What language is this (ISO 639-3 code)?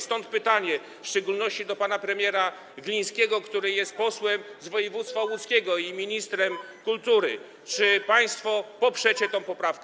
pol